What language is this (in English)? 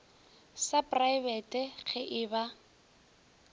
Northern Sotho